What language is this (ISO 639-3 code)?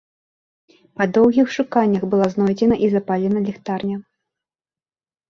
bel